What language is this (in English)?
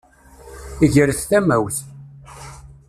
Kabyle